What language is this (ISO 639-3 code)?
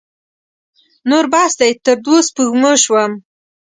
pus